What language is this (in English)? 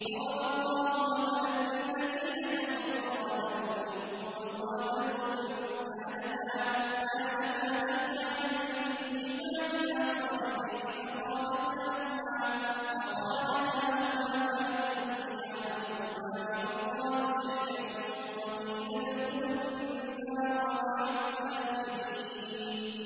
Arabic